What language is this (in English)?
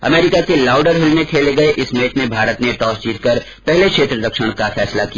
Hindi